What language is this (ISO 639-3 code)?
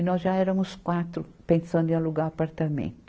por